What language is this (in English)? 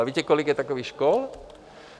Czech